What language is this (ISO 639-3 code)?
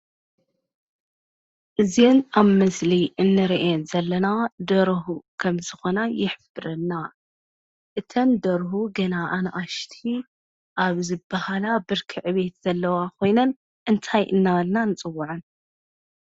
tir